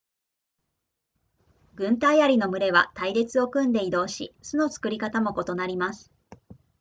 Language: Japanese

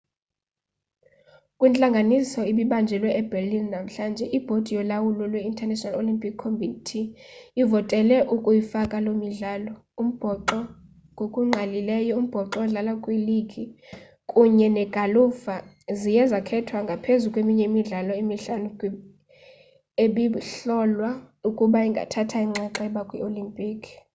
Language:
Xhosa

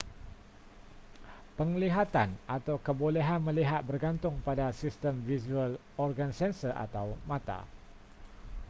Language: Malay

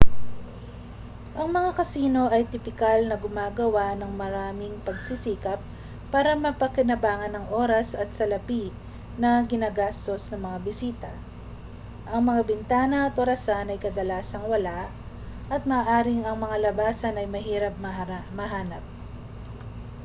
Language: Filipino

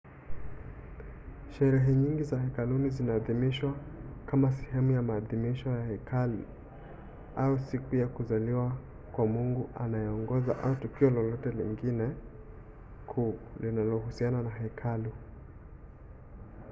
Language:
Swahili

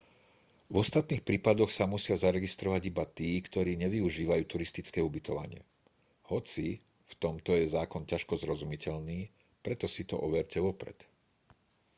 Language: Slovak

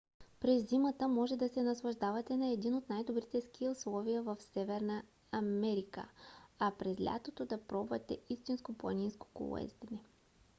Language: Bulgarian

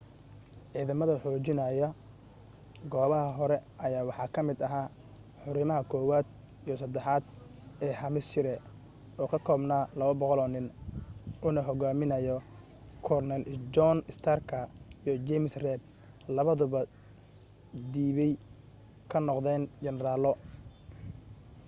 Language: Somali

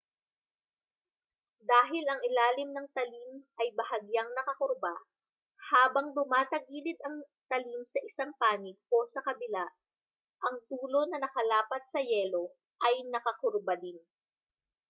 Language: Filipino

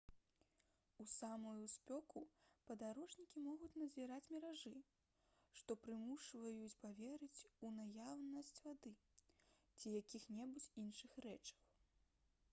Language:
Belarusian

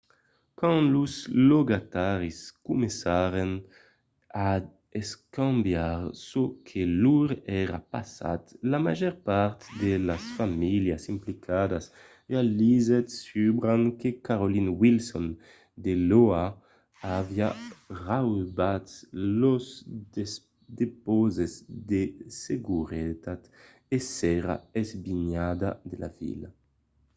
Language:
Occitan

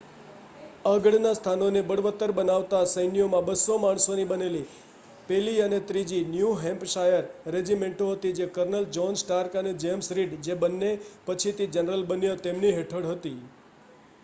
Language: Gujarati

